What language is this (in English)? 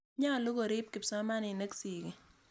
Kalenjin